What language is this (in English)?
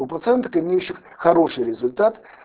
Russian